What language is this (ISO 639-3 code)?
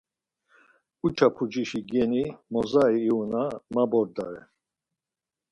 lzz